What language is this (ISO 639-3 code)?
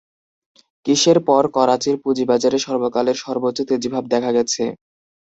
ben